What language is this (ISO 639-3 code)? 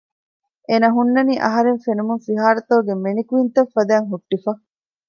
div